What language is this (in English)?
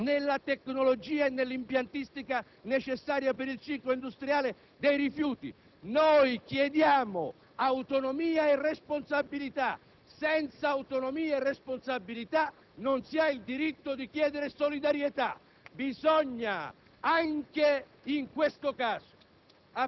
Italian